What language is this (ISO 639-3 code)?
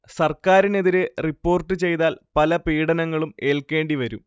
mal